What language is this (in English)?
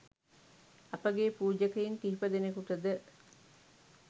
Sinhala